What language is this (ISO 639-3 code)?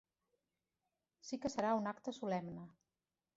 cat